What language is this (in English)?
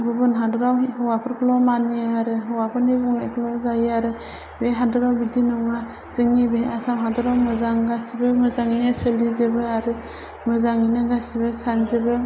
Bodo